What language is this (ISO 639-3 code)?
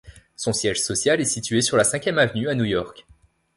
fra